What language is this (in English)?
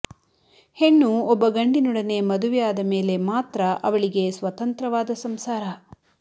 Kannada